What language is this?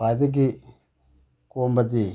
Manipuri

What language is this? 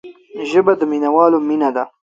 Pashto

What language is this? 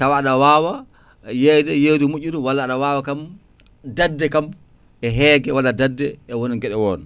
Fula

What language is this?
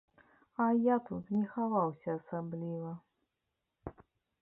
Belarusian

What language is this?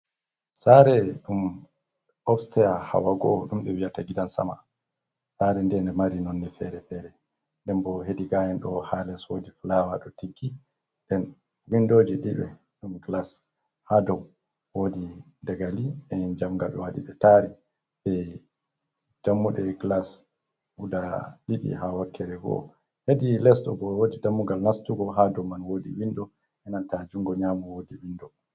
Fula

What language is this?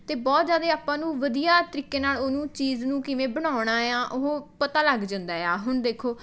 Punjabi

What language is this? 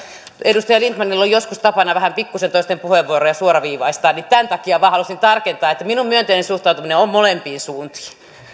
Finnish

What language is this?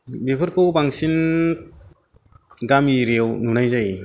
Bodo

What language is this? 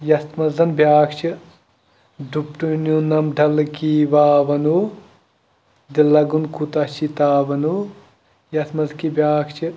Kashmiri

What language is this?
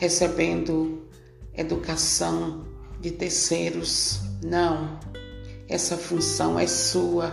Portuguese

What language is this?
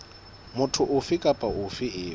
Southern Sotho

